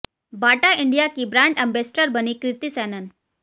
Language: Hindi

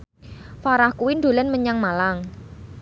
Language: Javanese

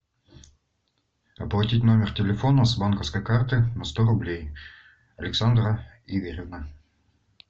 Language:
Russian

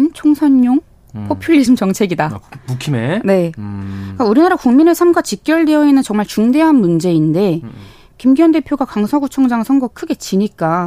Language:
Korean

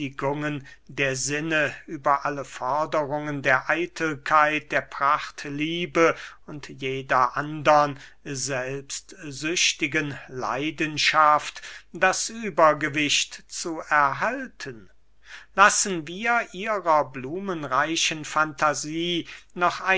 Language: German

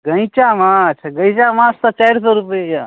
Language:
Maithili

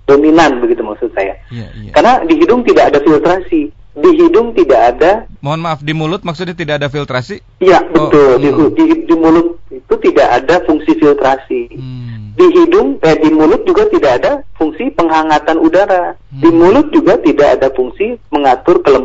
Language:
Indonesian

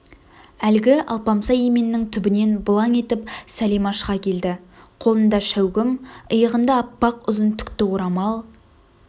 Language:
Kazakh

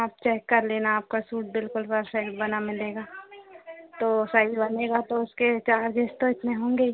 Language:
Hindi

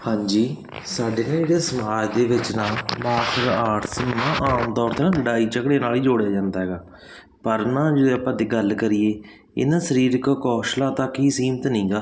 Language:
Punjabi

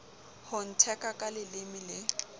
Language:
Southern Sotho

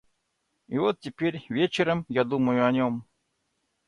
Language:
Russian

